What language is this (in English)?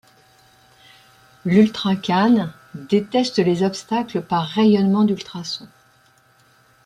French